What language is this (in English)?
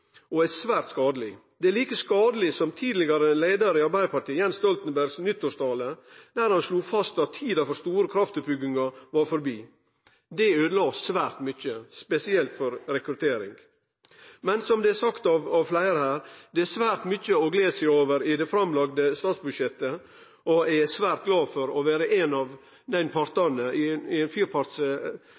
Norwegian Nynorsk